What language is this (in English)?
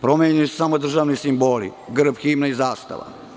Serbian